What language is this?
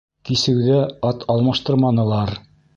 Bashkir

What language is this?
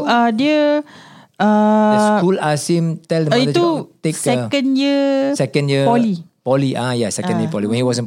Malay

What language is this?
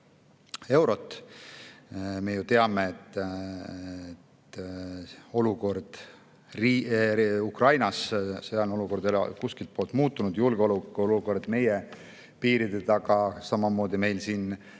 Estonian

